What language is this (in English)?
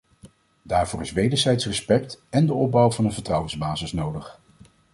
Dutch